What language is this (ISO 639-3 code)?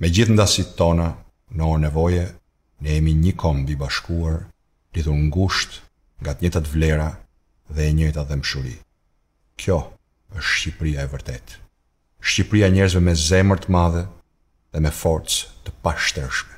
por